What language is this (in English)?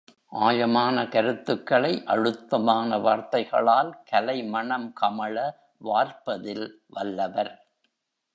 Tamil